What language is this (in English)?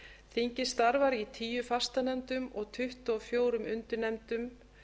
Icelandic